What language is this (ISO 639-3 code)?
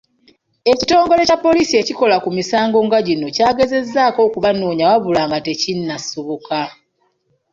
lug